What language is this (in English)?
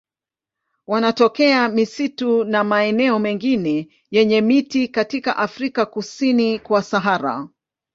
Swahili